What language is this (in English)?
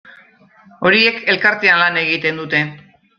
Basque